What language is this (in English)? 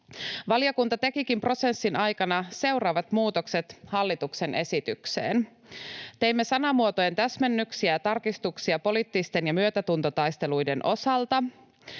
Finnish